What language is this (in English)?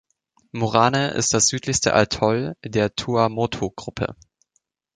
German